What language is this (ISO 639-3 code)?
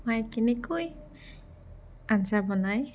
asm